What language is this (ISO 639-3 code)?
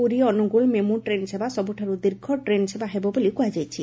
ori